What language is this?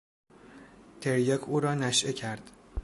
Persian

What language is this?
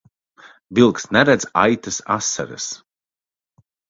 Latvian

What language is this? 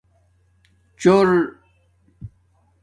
Domaaki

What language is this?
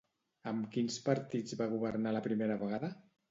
Catalan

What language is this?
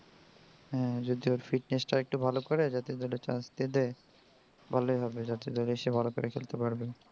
Bangla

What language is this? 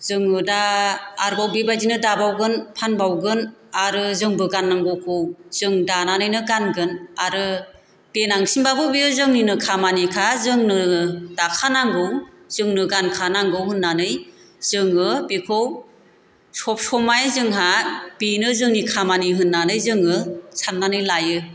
Bodo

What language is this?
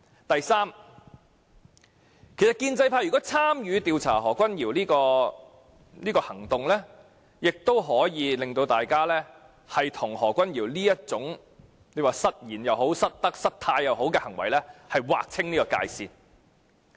Cantonese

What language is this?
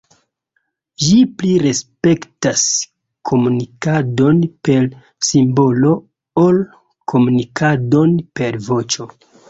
Esperanto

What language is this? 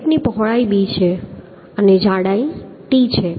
Gujarati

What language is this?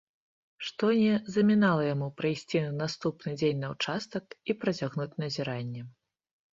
Belarusian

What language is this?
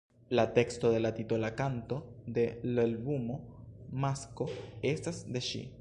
Esperanto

